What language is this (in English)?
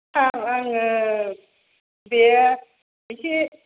Bodo